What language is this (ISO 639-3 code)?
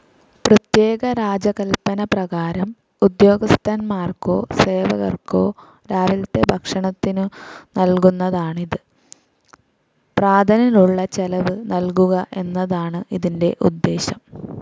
mal